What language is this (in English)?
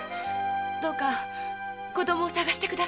Japanese